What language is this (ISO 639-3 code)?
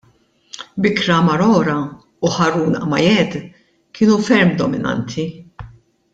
mlt